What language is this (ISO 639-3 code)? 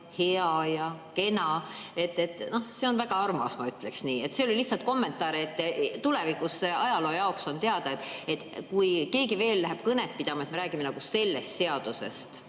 est